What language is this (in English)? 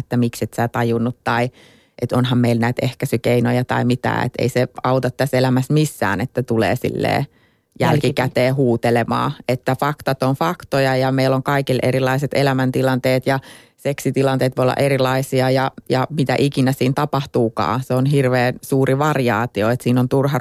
Finnish